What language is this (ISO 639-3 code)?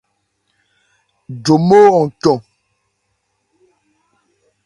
ebr